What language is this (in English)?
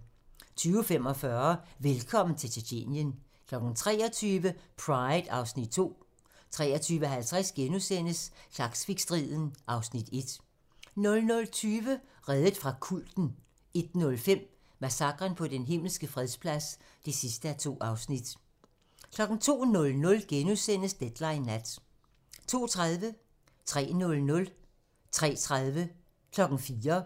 Danish